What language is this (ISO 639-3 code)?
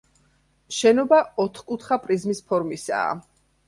kat